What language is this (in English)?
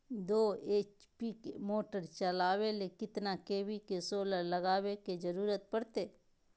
Magahi